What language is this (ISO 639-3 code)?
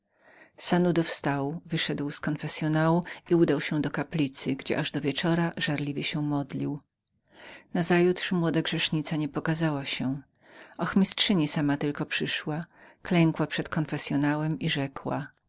pol